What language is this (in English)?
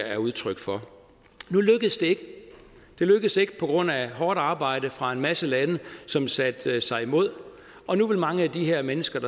Danish